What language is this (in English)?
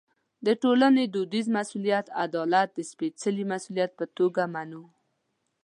Pashto